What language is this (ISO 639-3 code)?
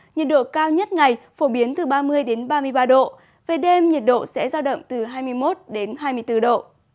vie